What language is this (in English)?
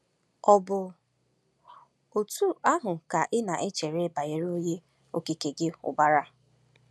Igbo